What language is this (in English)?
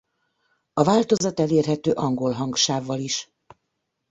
Hungarian